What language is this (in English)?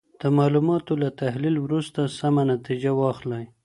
Pashto